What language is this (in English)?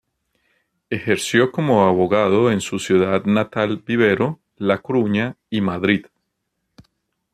Spanish